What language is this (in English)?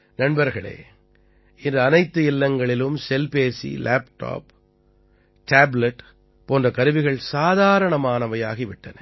Tamil